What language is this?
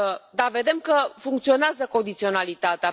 Romanian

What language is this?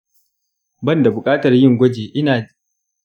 Hausa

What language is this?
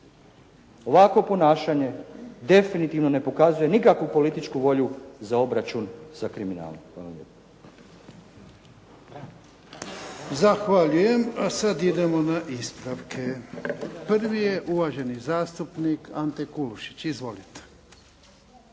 Croatian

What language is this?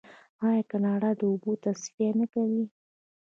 Pashto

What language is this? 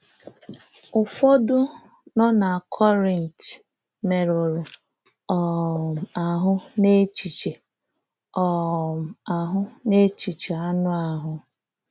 Igbo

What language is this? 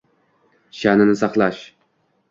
Uzbek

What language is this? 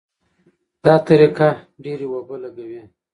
Pashto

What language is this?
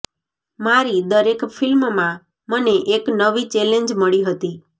Gujarati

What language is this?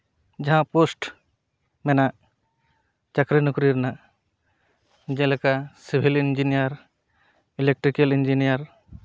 Santali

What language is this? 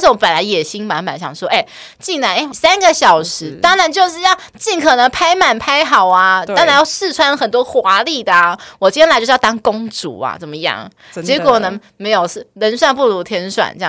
Chinese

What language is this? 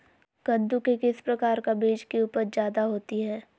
Magahi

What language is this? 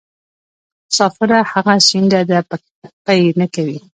Pashto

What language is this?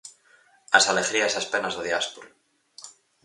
Galician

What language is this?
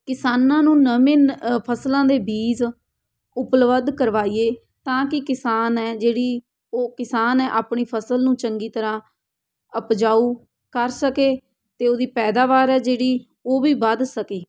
Punjabi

